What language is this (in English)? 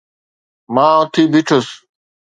Sindhi